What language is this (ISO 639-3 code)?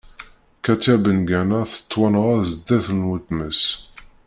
kab